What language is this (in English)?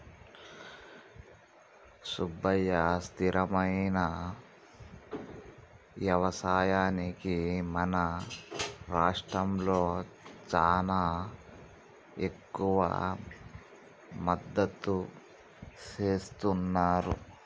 Telugu